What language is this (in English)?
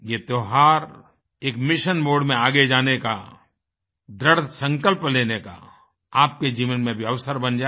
Hindi